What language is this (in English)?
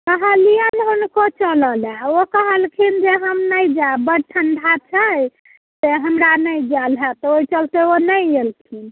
Maithili